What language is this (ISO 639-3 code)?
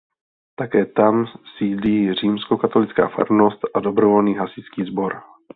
ces